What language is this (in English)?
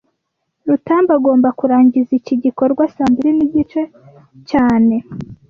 Kinyarwanda